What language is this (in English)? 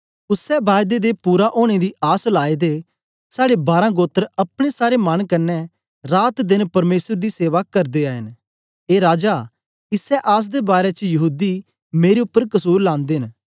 Dogri